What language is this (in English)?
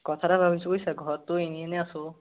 Assamese